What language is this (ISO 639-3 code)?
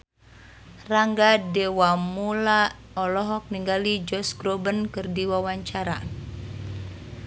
sun